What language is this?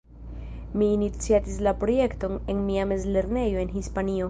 Esperanto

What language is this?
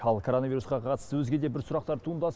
Kazakh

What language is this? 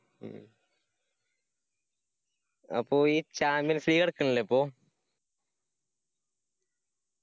Malayalam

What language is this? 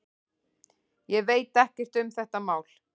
Icelandic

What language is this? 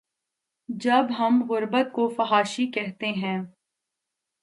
Urdu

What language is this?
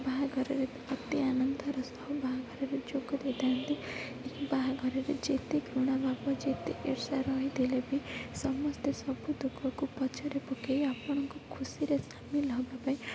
Odia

